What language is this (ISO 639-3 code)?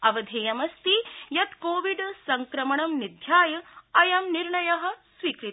san